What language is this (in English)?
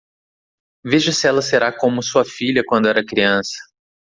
Portuguese